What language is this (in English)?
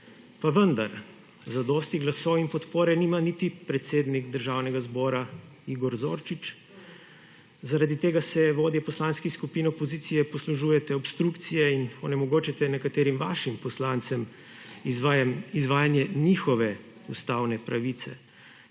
Slovenian